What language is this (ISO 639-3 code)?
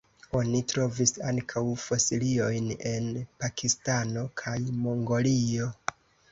epo